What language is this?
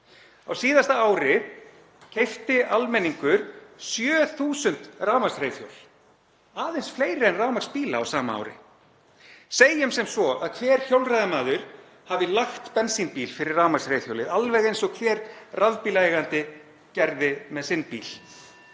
Icelandic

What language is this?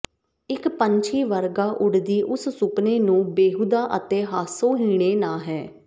Punjabi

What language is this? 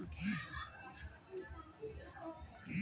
Maithili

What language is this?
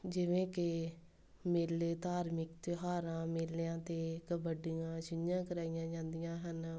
Punjabi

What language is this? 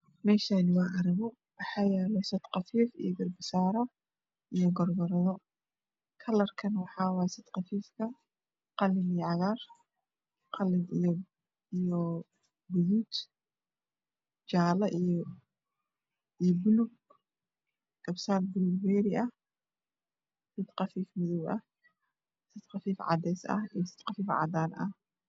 Somali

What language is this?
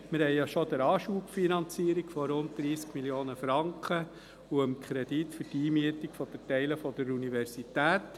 Swiss German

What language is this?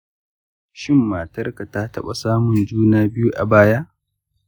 Hausa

